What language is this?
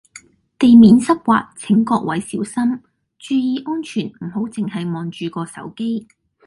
Cantonese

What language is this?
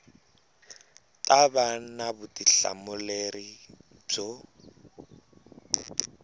Tsonga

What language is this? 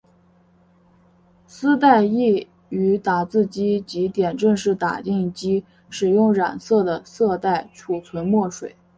Chinese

